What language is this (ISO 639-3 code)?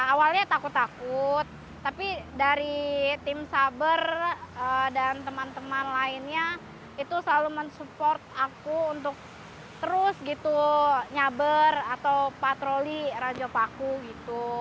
ind